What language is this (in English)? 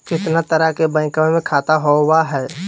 Magahi